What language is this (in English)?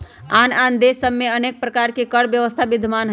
Magahi